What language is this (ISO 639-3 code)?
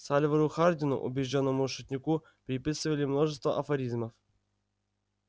rus